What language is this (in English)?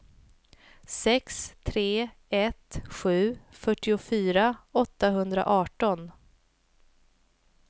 Swedish